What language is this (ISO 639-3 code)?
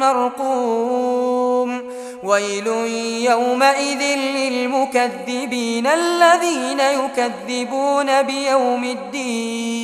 ara